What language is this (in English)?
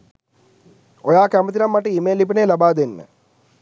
Sinhala